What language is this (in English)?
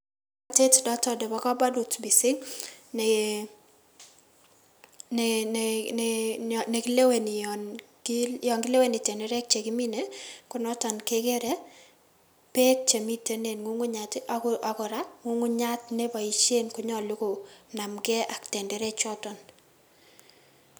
Kalenjin